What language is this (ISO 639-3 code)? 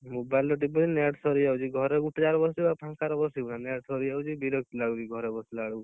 ori